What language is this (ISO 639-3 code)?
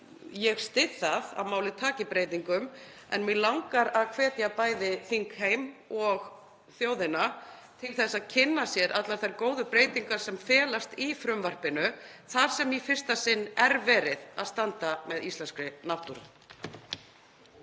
isl